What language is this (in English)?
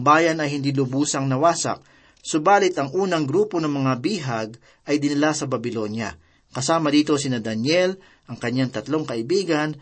Filipino